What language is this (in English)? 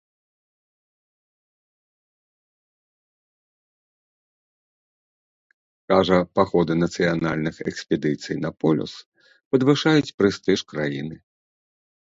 Belarusian